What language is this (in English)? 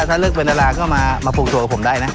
Thai